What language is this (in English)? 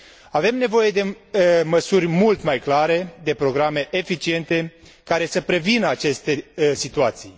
Romanian